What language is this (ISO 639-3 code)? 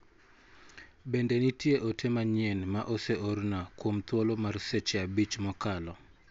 luo